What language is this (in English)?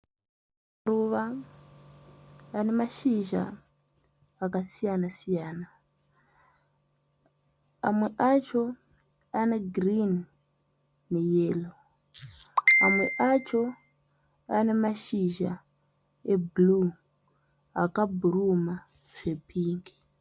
Shona